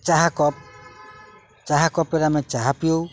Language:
Odia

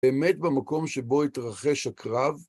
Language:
Hebrew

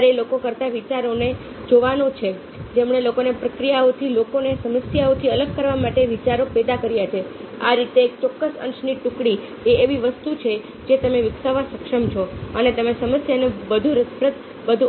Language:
Gujarati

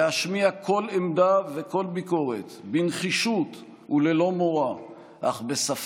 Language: Hebrew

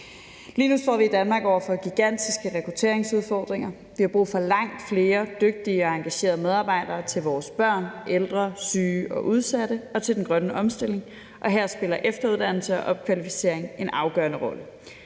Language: Danish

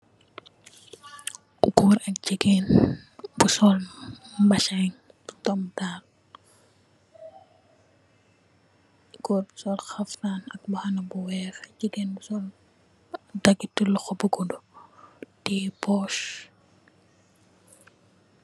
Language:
Wolof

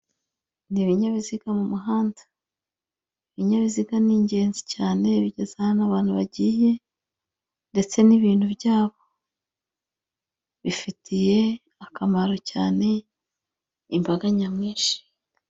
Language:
Kinyarwanda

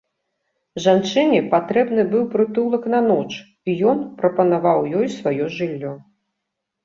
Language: Belarusian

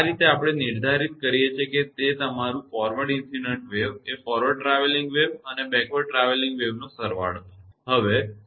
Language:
Gujarati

